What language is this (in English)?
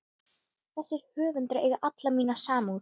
Icelandic